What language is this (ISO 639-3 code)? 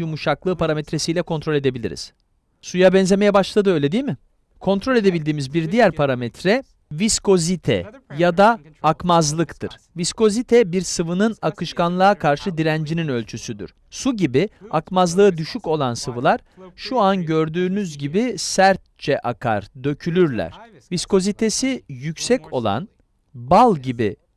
tur